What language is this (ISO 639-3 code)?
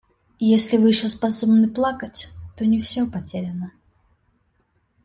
rus